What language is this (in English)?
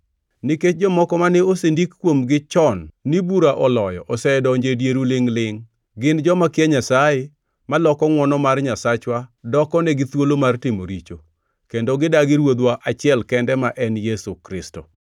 Luo (Kenya and Tanzania)